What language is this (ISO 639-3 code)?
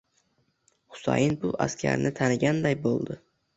uzb